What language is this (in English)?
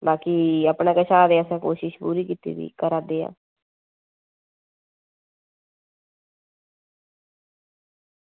Dogri